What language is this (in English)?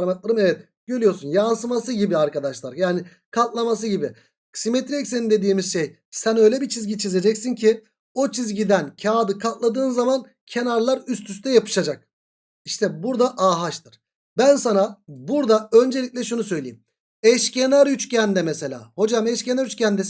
Turkish